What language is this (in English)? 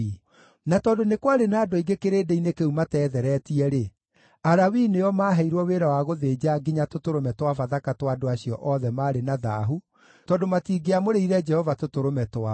Kikuyu